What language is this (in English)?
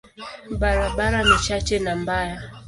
Swahili